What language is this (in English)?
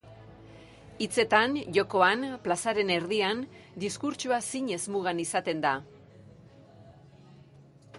Basque